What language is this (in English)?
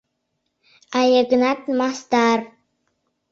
Mari